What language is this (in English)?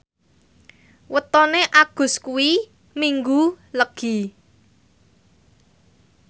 Javanese